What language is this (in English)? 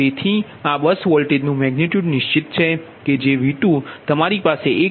Gujarati